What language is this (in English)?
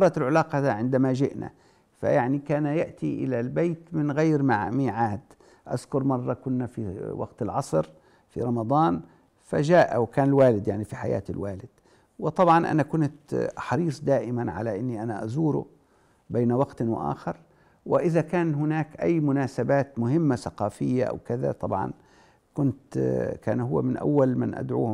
Arabic